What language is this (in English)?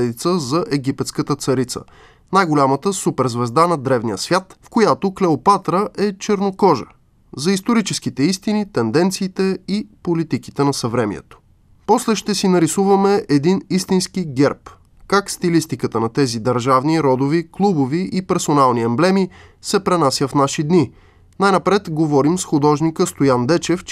Bulgarian